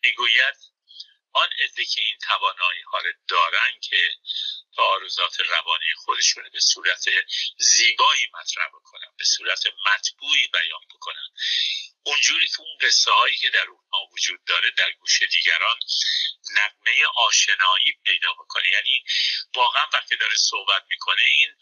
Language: Persian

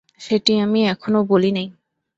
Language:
Bangla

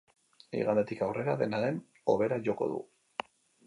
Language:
Basque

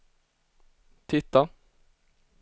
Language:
Swedish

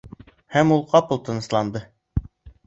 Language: Bashkir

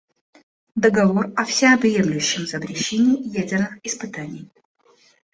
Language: Russian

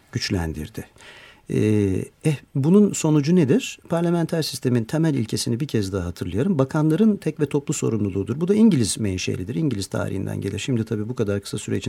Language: Turkish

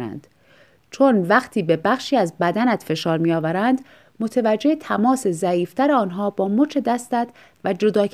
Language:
Persian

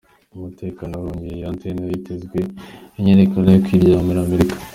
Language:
Kinyarwanda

